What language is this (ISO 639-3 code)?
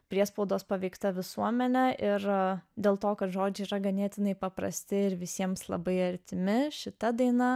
lit